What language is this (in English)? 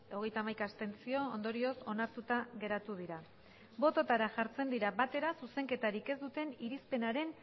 Basque